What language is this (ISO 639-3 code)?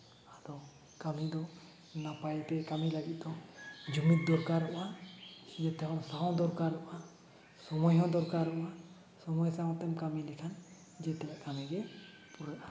sat